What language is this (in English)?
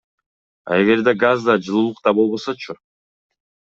Kyrgyz